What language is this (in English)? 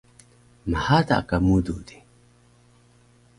Taroko